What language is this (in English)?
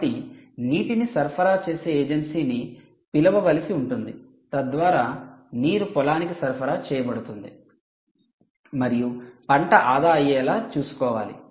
Telugu